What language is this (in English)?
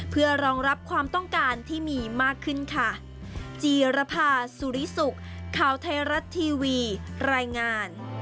Thai